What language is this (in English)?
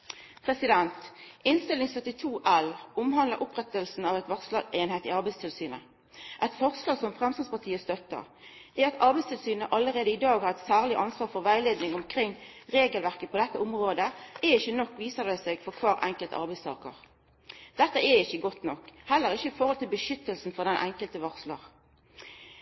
Norwegian Nynorsk